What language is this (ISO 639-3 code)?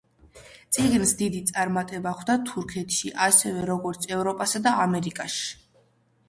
kat